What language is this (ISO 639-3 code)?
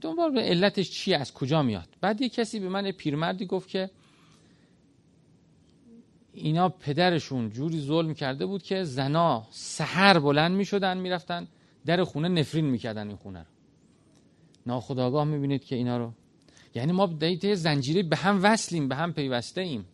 fas